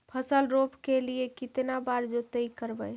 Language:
Magahi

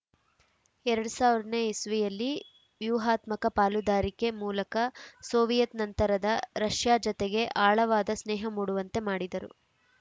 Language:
Kannada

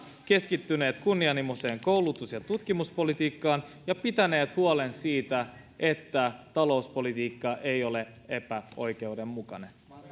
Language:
Finnish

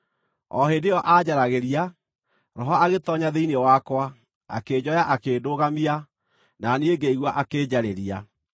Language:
Kikuyu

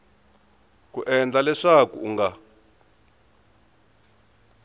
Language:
Tsonga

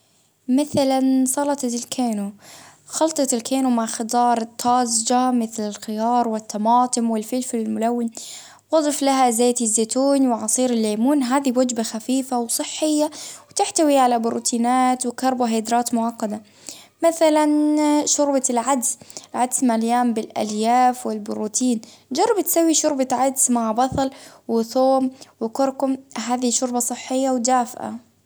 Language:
Baharna Arabic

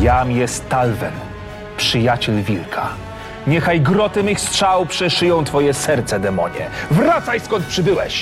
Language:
Polish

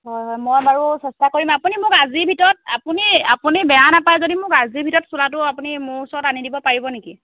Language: Assamese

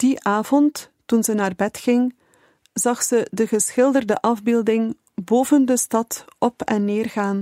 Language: Dutch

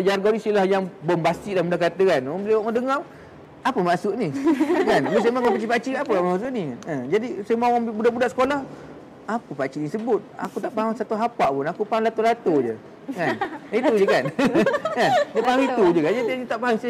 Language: Malay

